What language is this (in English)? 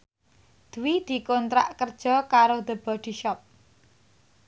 Javanese